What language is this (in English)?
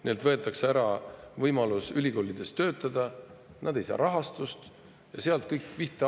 Estonian